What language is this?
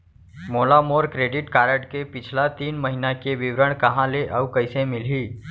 Chhattisgarhi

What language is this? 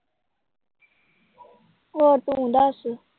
Punjabi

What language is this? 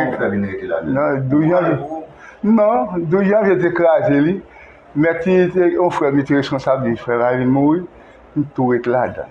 French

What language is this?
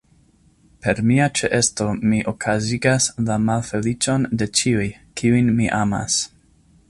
Esperanto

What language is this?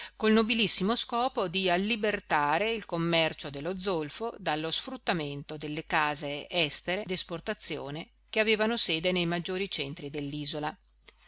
Italian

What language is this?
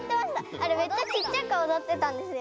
Japanese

